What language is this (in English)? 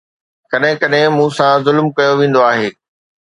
Sindhi